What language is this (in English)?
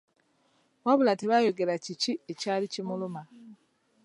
Ganda